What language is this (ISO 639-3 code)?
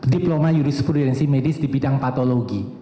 ind